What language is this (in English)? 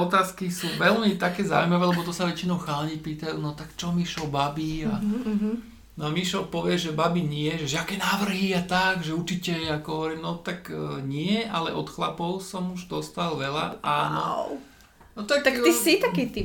Slovak